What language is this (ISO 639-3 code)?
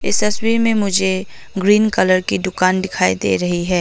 hin